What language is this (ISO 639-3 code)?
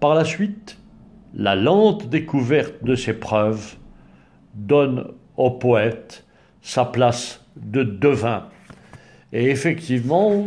fra